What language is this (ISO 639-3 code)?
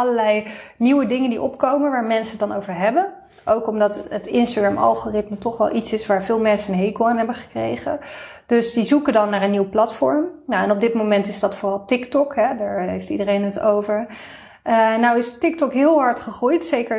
nld